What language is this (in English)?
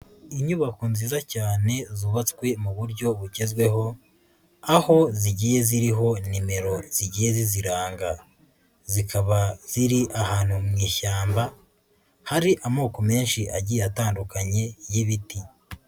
Kinyarwanda